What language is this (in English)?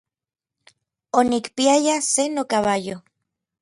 Orizaba Nahuatl